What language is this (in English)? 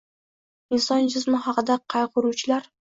Uzbek